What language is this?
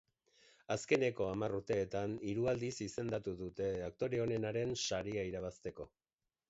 Basque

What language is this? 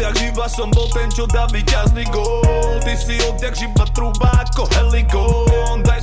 Slovak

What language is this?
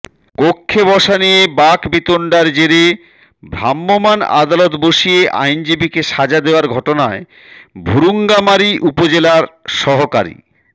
Bangla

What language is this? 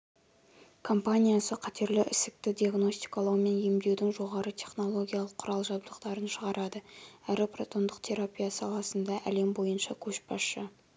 Kazakh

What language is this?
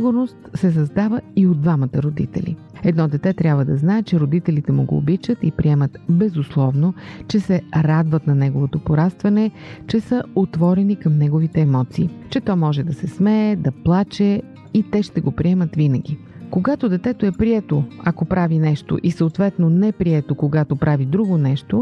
Bulgarian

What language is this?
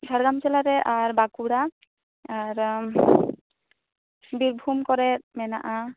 Santali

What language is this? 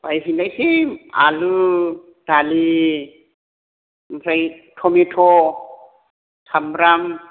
Bodo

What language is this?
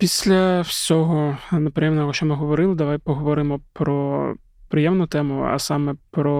Ukrainian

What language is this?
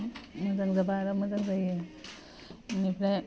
Bodo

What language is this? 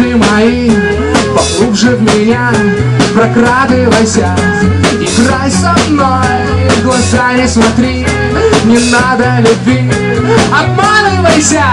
Ukrainian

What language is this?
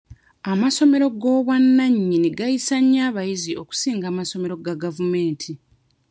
Ganda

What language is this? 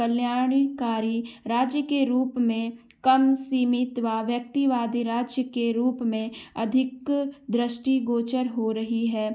Hindi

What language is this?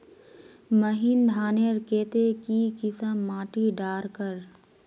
Magahi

